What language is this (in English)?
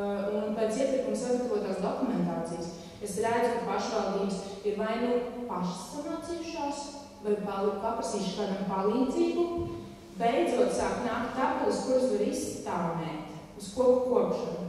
Romanian